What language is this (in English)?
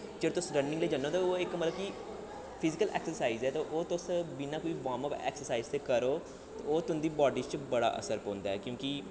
Dogri